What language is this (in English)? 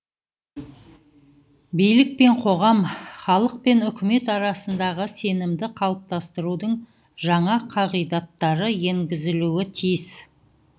Kazakh